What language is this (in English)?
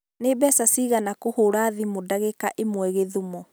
Kikuyu